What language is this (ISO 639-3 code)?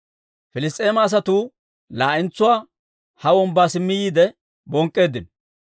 dwr